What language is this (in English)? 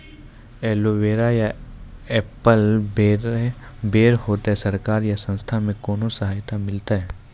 Maithili